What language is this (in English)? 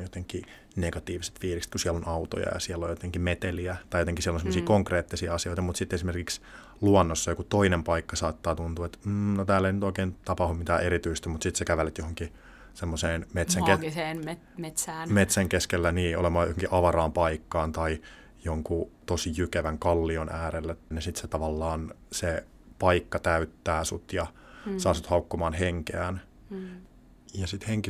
Finnish